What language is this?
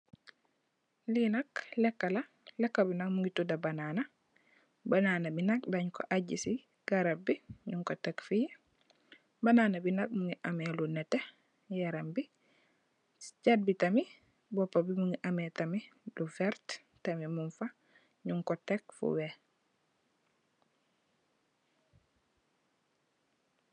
Wolof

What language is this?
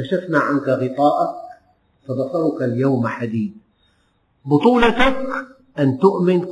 Arabic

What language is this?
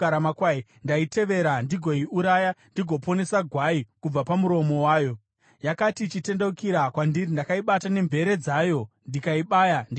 Shona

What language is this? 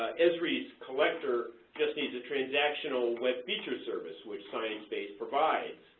English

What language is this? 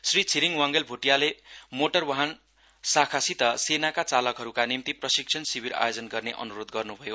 Nepali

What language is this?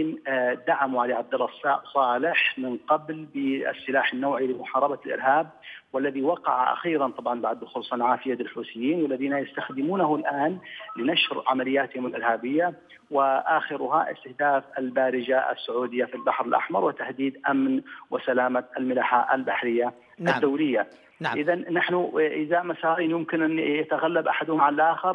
Arabic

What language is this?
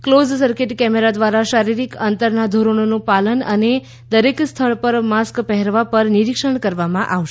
Gujarati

